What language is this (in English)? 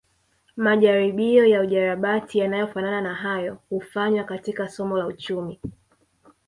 Swahili